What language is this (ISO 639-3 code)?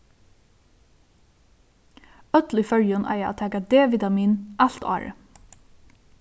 fao